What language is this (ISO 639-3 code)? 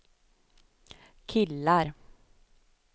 swe